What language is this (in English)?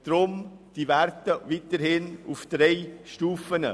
Swiss German